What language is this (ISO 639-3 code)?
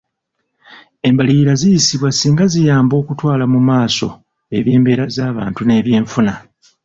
lug